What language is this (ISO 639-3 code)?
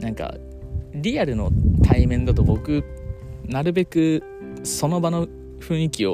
jpn